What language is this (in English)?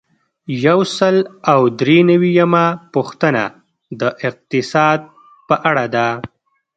Pashto